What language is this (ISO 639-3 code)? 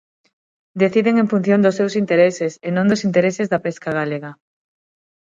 glg